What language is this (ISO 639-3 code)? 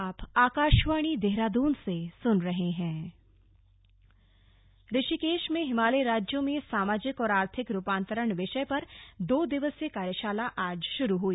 hin